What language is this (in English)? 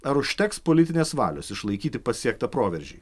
Lithuanian